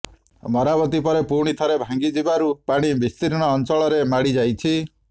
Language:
Odia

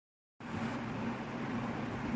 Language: Urdu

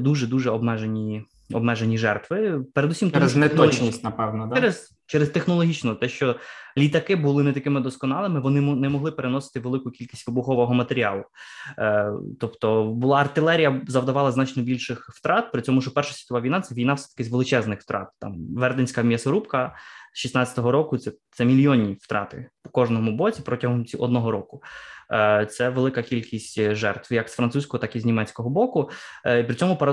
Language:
Ukrainian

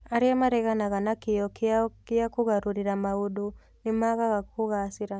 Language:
Kikuyu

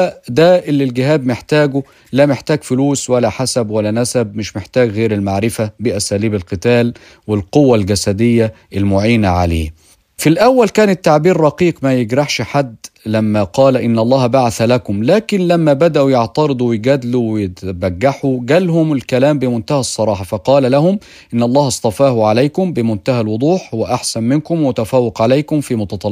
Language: Arabic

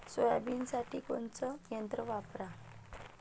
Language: Marathi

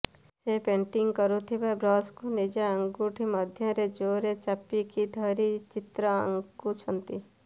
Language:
Odia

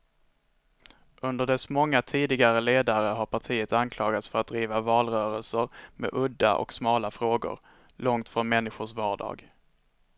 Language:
Swedish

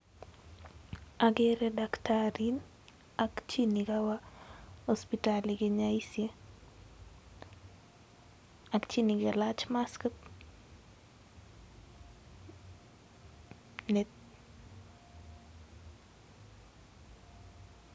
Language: Kalenjin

